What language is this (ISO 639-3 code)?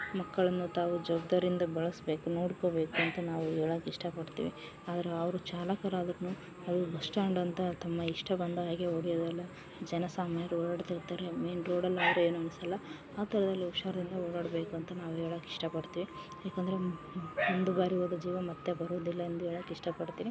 kan